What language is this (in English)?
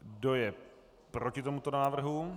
Czech